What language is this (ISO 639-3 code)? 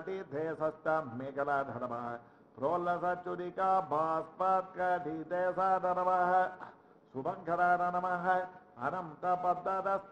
ara